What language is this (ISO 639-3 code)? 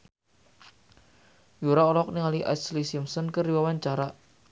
sun